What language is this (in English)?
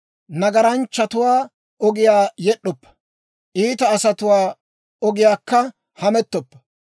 Dawro